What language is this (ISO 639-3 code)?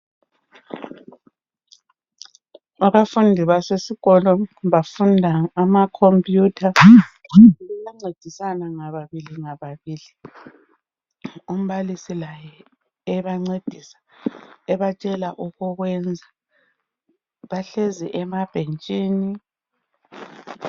nde